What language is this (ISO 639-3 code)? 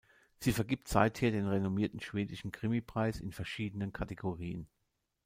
deu